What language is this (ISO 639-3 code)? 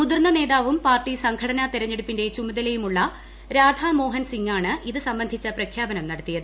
mal